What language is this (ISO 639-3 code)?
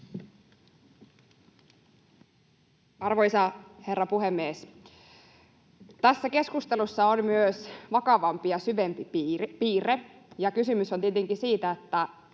fin